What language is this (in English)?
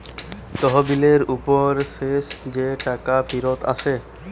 Bangla